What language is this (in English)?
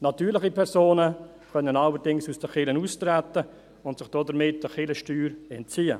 Swiss German